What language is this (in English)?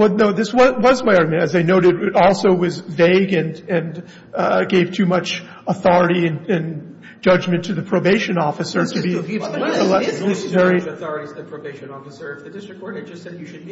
English